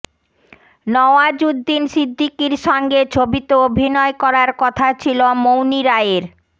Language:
Bangla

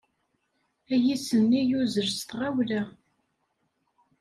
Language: Kabyle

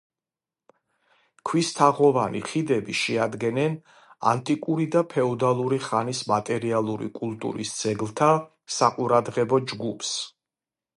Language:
Georgian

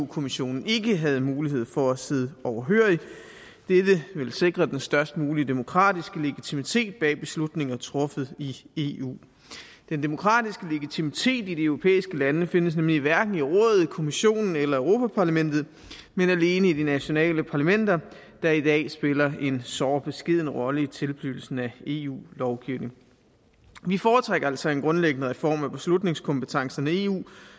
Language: Danish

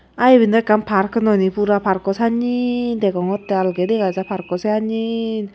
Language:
Chakma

